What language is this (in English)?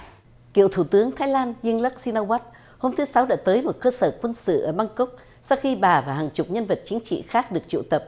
Vietnamese